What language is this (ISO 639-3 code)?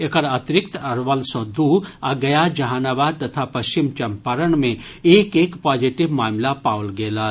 mai